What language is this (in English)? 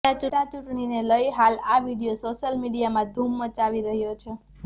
Gujarati